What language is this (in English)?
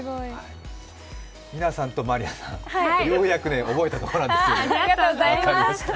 Japanese